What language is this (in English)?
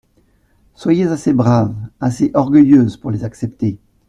French